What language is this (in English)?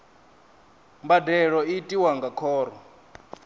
Venda